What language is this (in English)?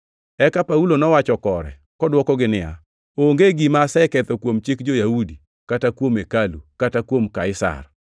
Luo (Kenya and Tanzania)